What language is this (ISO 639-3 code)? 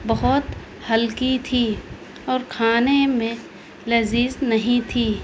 urd